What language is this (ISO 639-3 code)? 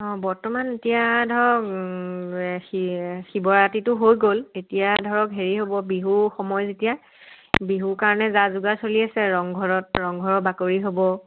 asm